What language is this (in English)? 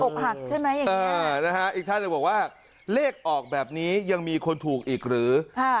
Thai